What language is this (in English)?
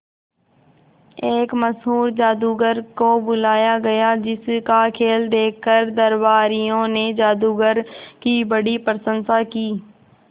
Hindi